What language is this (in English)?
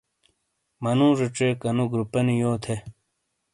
Shina